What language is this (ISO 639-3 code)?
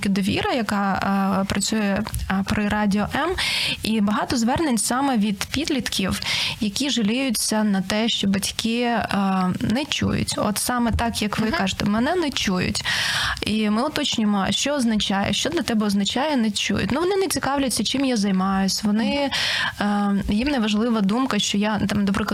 ukr